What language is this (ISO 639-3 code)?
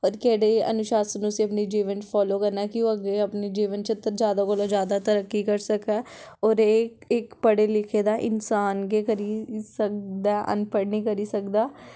doi